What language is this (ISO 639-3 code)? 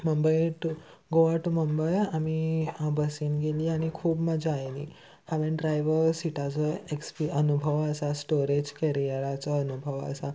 kok